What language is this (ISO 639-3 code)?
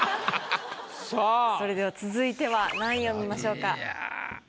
jpn